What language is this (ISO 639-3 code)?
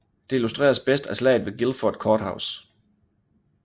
dan